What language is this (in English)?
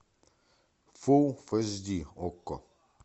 Russian